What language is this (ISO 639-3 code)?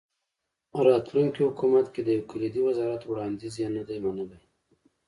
pus